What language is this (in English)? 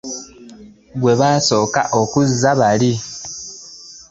Ganda